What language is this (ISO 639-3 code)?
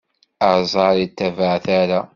kab